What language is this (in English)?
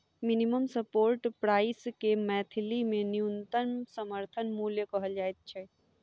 Maithili